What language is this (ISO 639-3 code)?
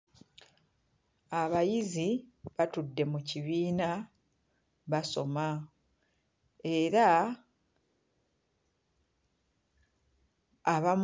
lug